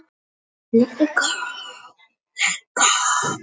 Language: Icelandic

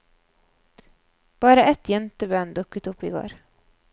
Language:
Norwegian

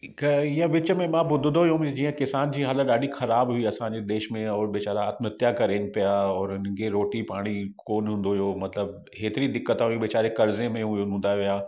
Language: Sindhi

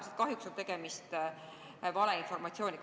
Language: Estonian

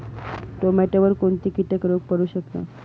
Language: Marathi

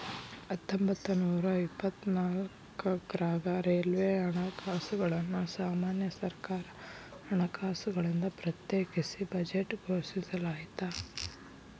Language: Kannada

